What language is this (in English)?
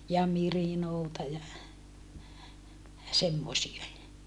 Finnish